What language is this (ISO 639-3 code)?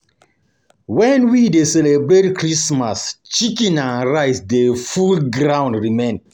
pcm